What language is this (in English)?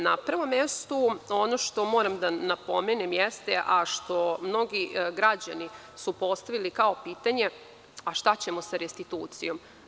Serbian